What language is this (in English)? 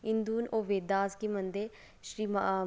Dogri